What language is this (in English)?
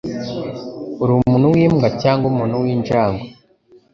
Kinyarwanda